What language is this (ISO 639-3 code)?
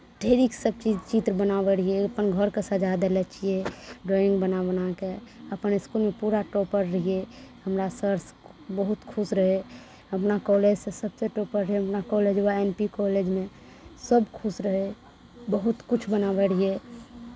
mai